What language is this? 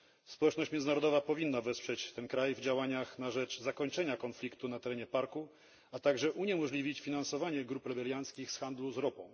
Polish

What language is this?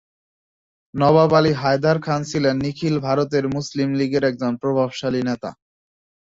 Bangla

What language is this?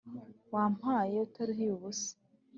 Kinyarwanda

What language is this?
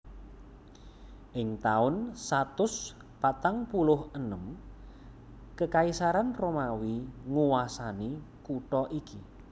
Javanese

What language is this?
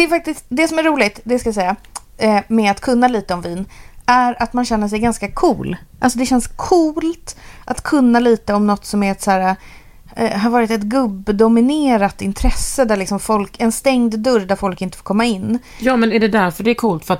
Swedish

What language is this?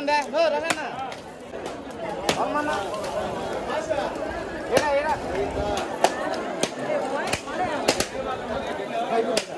Telugu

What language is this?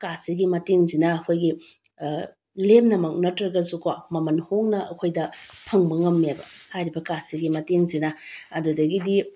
Manipuri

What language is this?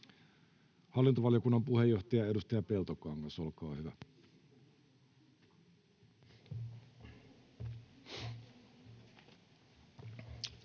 Finnish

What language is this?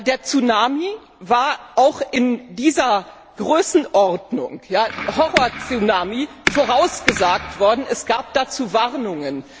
German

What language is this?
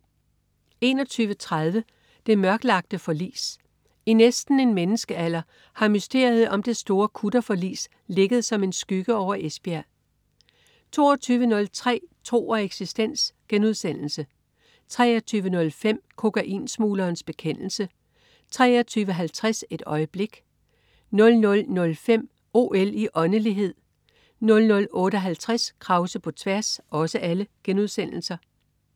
Danish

